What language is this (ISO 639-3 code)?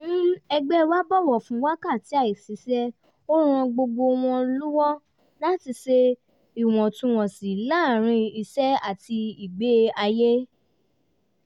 yor